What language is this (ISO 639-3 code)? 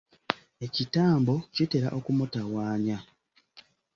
lug